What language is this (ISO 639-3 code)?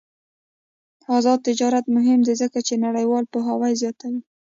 pus